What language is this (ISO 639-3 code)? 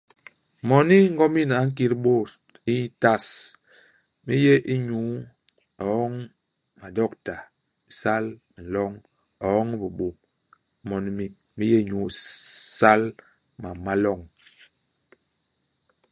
bas